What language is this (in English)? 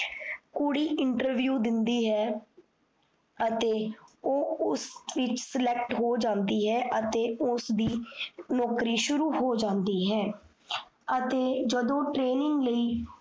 Punjabi